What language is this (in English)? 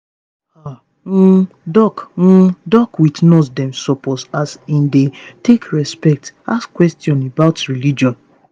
Nigerian Pidgin